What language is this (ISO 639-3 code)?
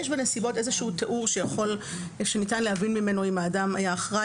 heb